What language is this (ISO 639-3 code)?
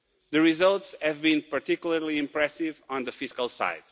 eng